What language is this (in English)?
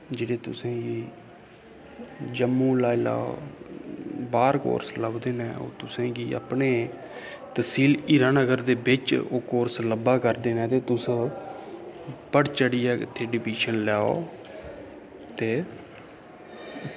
Dogri